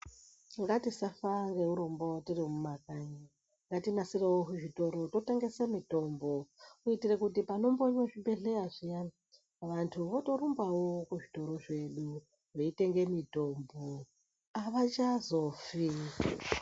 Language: Ndau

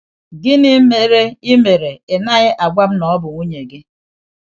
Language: Igbo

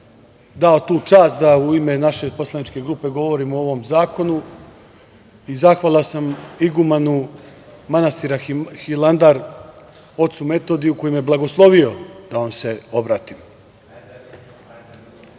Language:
Serbian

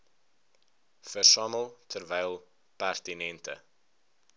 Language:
Afrikaans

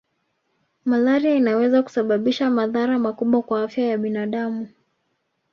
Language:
Swahili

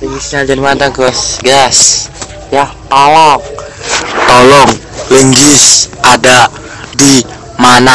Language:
Indonesian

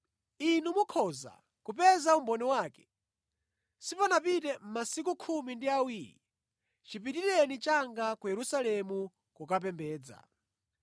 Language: Nyanja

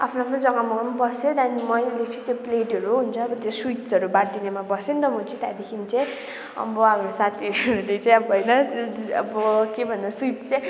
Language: Nepali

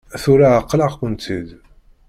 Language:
Kabyle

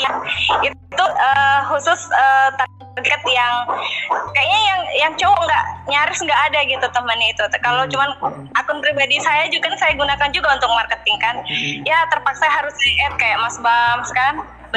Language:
Indonesian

